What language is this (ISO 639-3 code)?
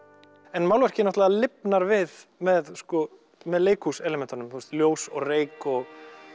isl